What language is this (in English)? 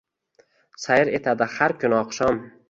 Uzbek